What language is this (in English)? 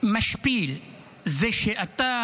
Hebrew